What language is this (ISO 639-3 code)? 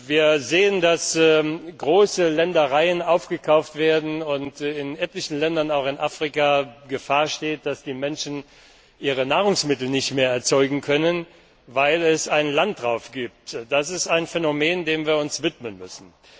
deu